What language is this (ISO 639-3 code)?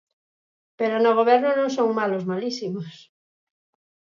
glg